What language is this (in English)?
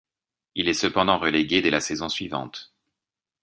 French